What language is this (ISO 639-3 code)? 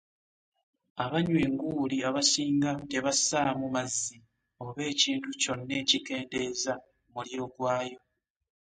lug